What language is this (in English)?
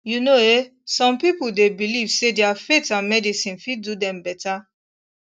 Nigerian Pidgin